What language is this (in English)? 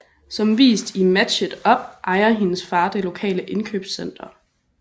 Danish